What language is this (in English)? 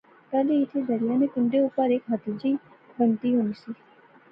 Pahari-Potwari